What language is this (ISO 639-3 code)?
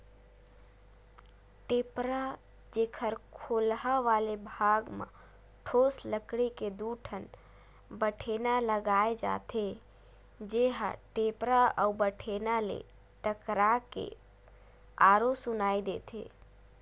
hne